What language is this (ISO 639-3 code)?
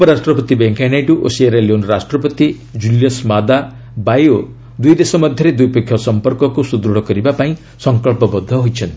ori